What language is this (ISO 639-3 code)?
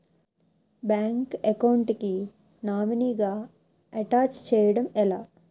tel